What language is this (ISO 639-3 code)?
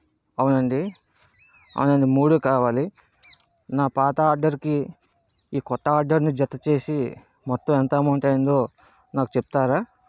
tel